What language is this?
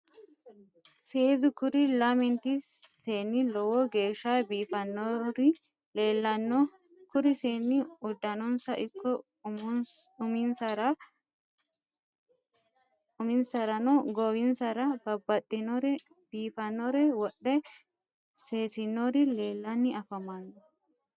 Sidamo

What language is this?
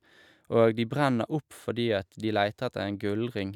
Norwegian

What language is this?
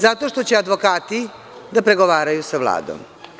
Serbian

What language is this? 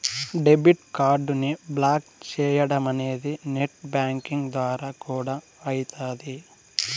Telugu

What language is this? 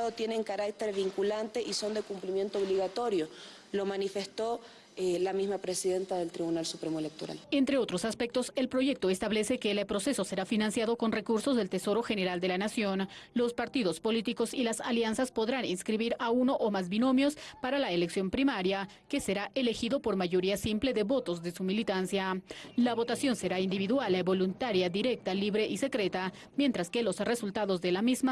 Spanish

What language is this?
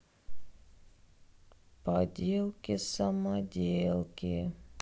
Russian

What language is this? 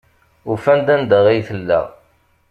Kabyle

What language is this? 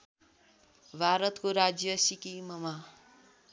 Nepali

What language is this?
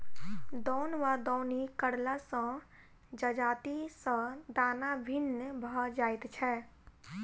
Maithili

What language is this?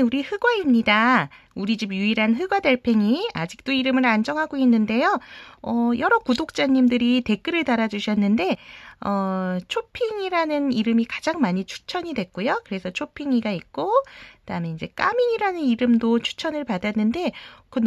Korean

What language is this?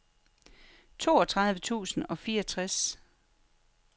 Danish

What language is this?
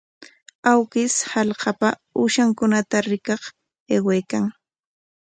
Corongo Ancash Quechua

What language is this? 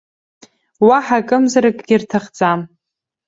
Abkhazian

